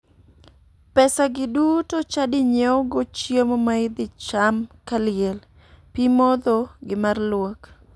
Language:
Luo (Kenya and Tanzania)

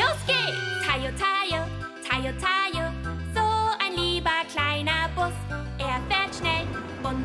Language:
Thai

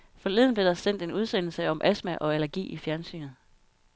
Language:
Danish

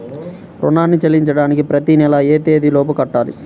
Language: Telugu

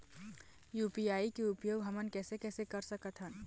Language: Chhattisgarhi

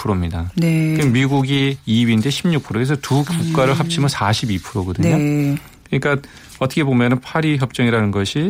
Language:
Korean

